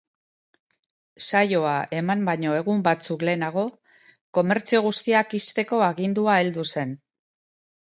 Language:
Basque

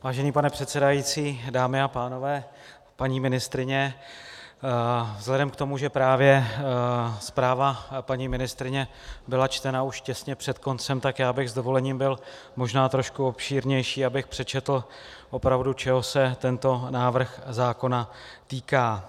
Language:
Czech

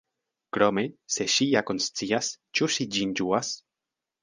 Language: Esperanto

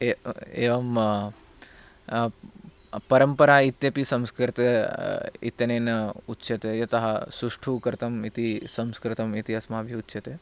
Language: Sanskrit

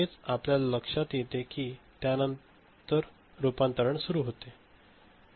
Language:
Marathi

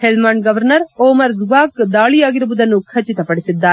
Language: Kannada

